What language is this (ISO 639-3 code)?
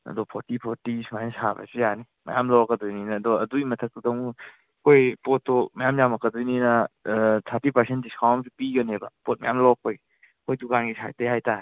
mni